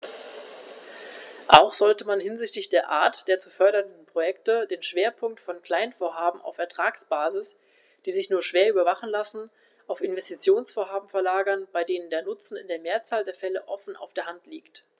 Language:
German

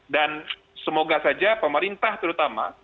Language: Indonesian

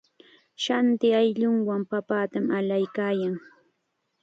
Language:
Chiquián Ancash Quechua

